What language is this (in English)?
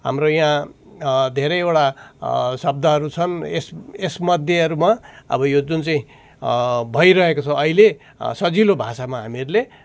Nepali